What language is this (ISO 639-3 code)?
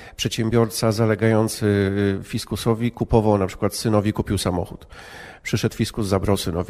pol